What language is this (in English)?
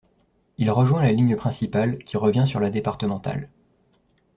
French